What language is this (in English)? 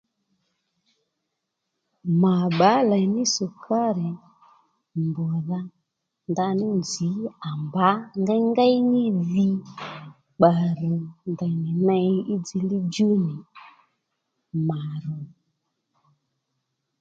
Lendu